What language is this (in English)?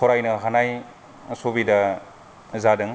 Bodo